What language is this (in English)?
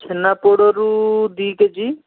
Odia